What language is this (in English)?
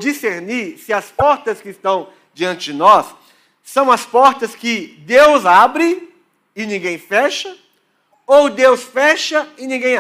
Portuguese